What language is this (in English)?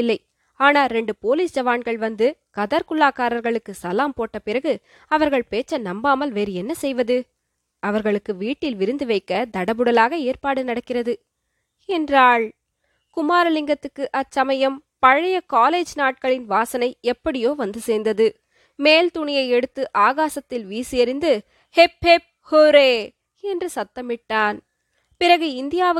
Tamil